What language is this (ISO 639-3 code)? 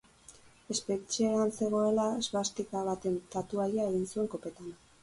eus